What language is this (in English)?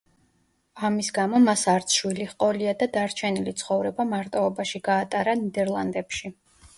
Georgian